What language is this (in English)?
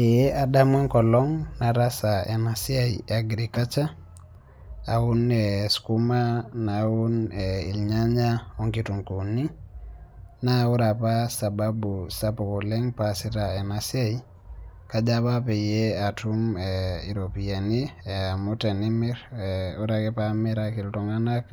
Masai